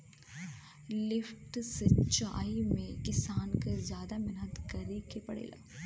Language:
Bhojpuri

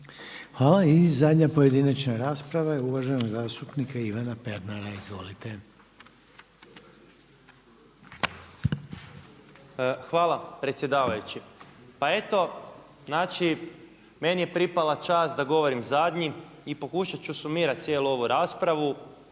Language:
Croatian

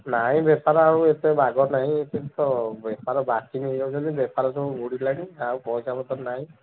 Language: Odia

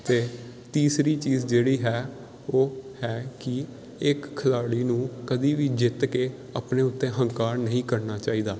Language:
Punjabi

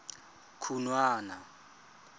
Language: Tswana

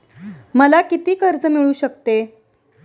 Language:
Marathi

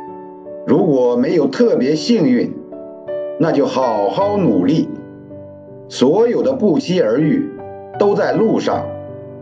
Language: Chinese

